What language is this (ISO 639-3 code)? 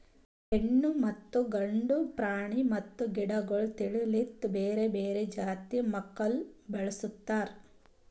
kan